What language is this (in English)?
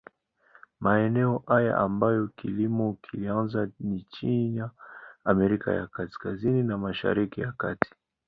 Swahili